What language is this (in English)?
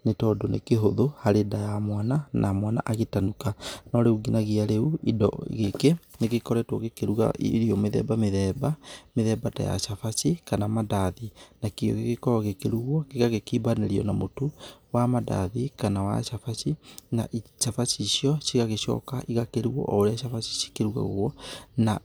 Kikuyu